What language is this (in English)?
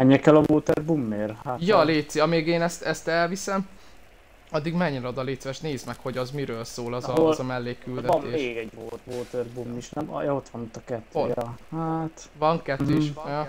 Hungarian